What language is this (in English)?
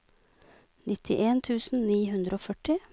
Norwegian